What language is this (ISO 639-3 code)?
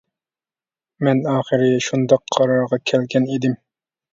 uig